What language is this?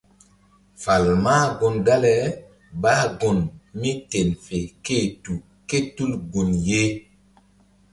Mbum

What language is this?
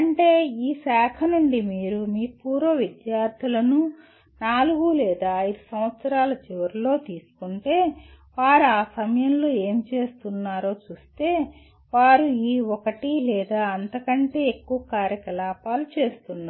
Telugu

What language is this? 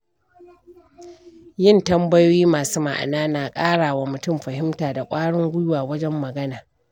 Hausa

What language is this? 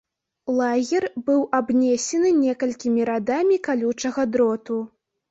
Belarusian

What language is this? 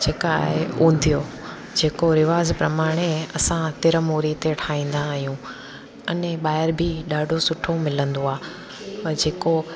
Sindhi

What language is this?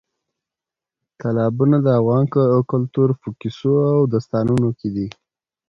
Pashto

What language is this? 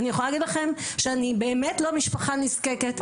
Hebrew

